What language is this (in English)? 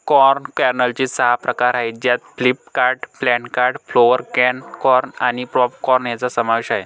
Marathi